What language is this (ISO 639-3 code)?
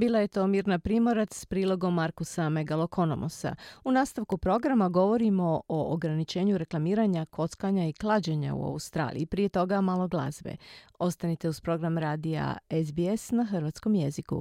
hrv